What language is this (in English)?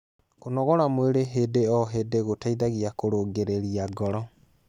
Kikuyu